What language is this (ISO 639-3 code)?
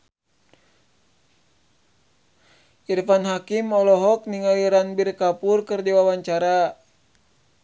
sun